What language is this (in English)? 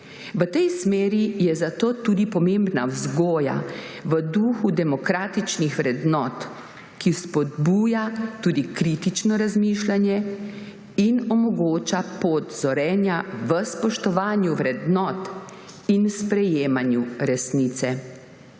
Slovenian